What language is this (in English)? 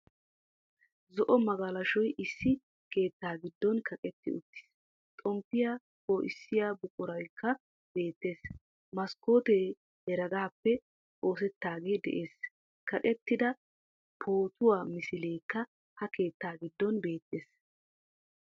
Wolaytta